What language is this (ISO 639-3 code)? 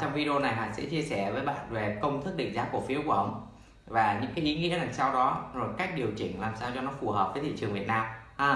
vie